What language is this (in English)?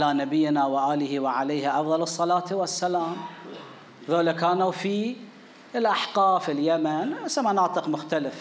Arabic